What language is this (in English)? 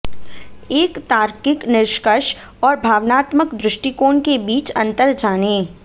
Hindi